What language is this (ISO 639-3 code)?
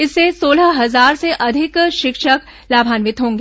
hin